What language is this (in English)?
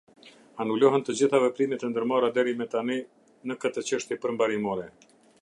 Albanian